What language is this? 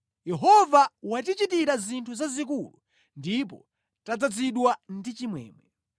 Nyanja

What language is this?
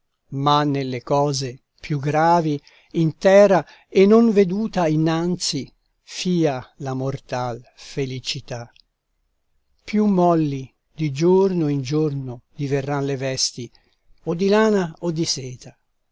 Italian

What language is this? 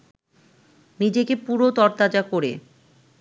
Bangla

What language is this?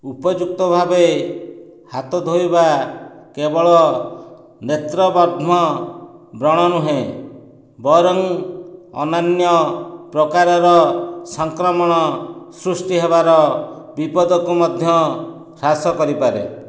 Odia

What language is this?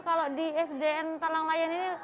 Indonesian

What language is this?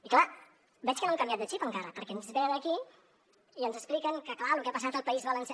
Catalan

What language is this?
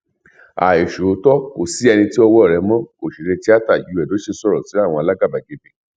Yoruba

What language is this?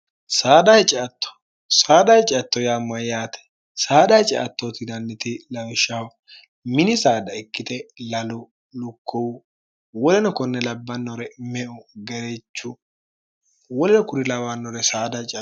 Sidamo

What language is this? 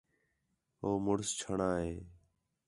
Khetrani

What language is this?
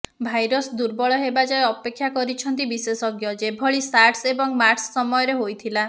Odia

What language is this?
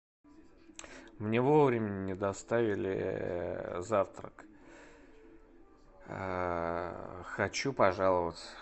Russian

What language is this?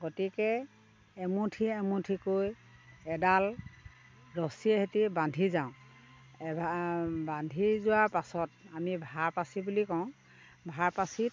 Assamese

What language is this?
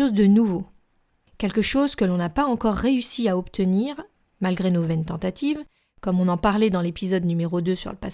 French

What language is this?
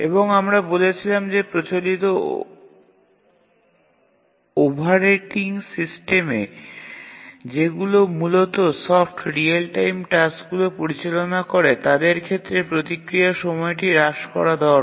Bangla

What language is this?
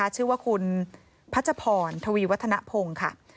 Thai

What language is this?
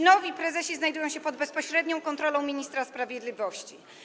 Polish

